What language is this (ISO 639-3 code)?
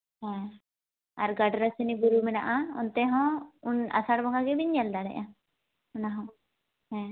sat